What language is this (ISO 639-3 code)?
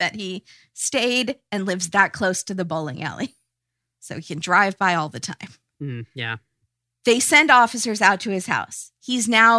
eng